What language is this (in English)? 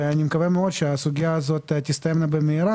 Hebrew